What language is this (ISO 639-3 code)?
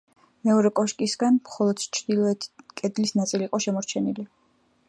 kat